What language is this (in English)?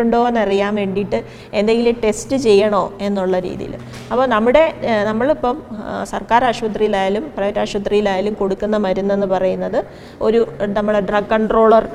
Malayalam